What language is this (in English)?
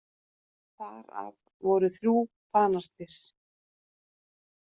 Icelandic